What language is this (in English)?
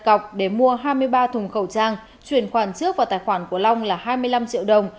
Vietnamese